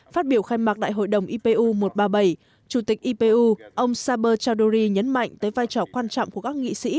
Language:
Vietnamese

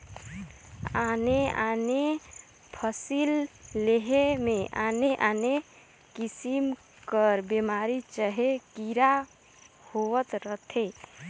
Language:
Chhattisgarhi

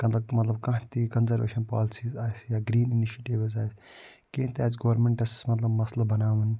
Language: Kashmiri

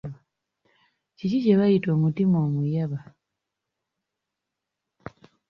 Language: Ganda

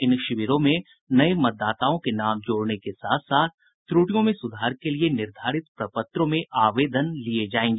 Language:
Hindi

